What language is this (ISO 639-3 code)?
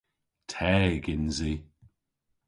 cor